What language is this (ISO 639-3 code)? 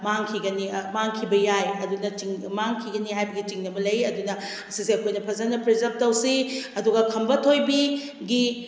mni